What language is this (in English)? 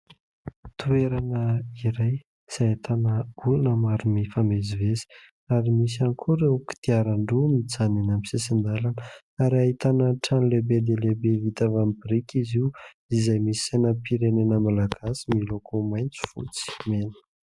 Malagasy